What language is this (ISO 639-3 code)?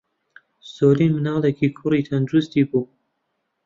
ckb